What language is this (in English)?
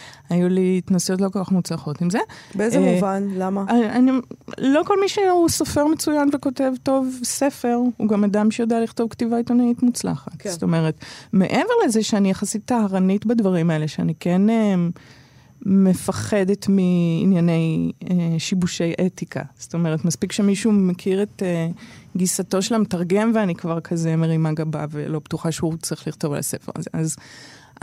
Hebrew